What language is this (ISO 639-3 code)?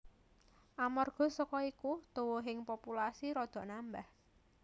jav